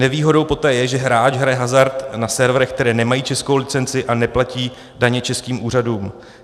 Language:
Czech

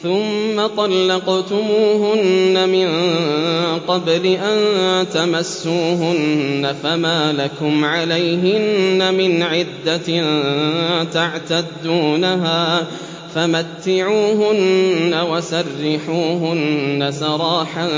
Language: Arabic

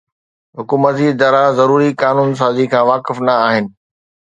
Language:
Sindhi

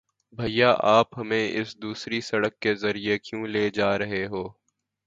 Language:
Urdu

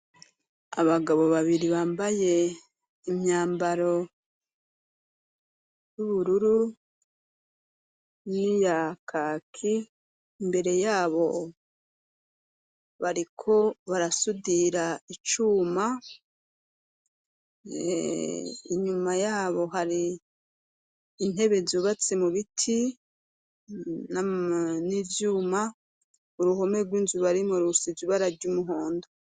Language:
Rundi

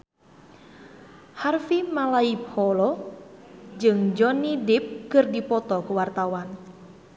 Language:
Sundanese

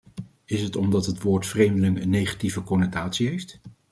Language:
Dutch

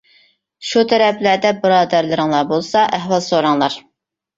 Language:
Uyghur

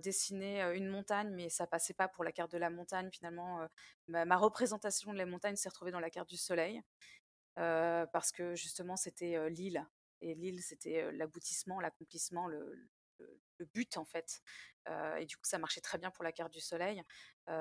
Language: French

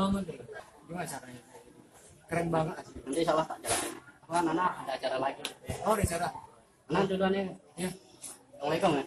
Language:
Indonesian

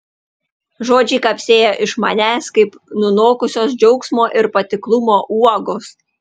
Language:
Lithuanian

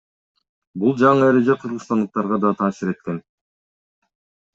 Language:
Kyrgyz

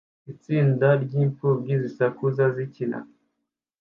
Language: Kinyarwanda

